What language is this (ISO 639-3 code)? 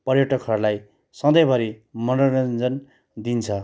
nep